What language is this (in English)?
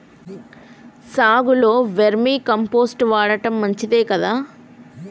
Telugu